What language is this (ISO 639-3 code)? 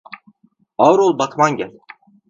tur